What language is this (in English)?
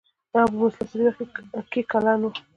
Pashto